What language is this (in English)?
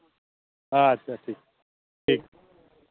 Santali